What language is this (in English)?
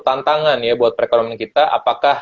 Indonesian